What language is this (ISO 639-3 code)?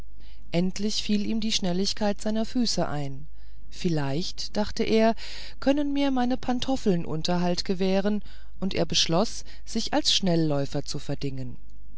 deu